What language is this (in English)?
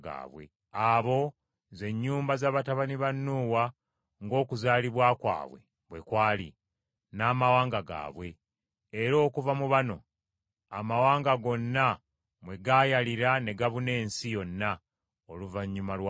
Ganda